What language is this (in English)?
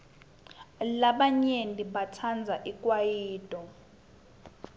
Swati